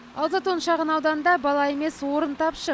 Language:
Kazakh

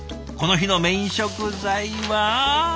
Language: Japanese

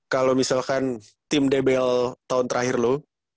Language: Indonesian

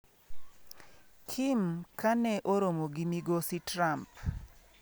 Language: Luo (Kenya and Tanzania)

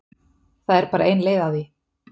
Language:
Icelandic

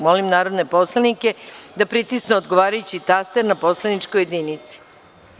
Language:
Serbian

